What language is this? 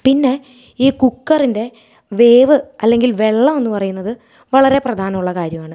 Malayalam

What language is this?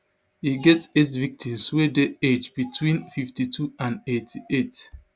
Nigerian Pidgin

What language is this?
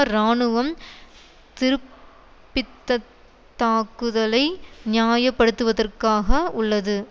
Tamil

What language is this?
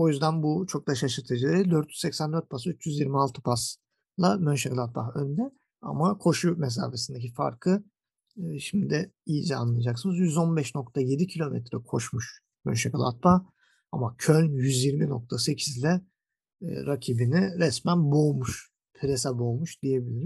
Turkish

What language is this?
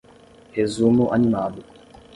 Portuguese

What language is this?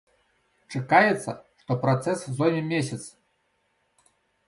Belarusian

